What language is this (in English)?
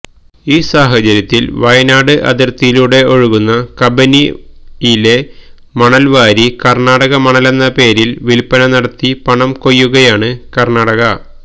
Malayalam